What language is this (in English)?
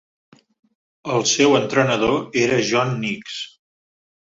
Catalan